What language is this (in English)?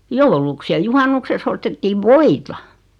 Finnish